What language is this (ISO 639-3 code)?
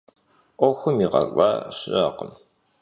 kbd